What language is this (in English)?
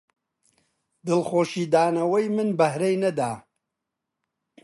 Central Kurdish